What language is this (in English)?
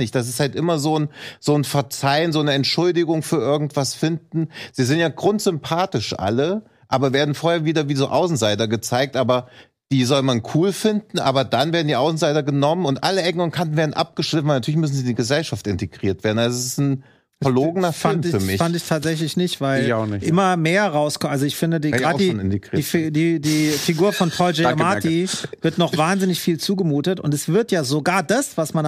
German